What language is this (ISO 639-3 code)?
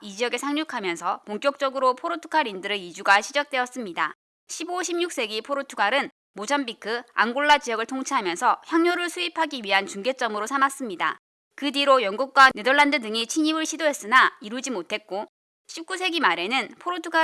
kor